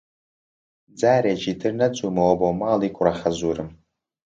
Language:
Central Kurdish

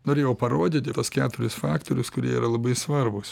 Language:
Lithuanian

